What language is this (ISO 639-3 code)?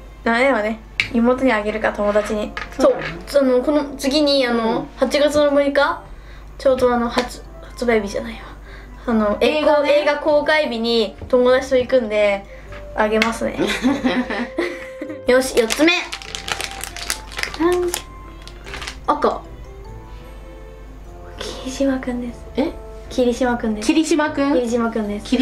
jpn